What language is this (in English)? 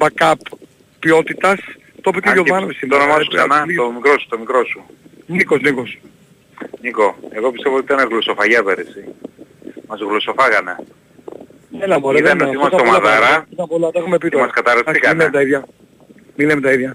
Greek